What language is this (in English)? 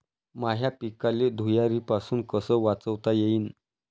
Marathi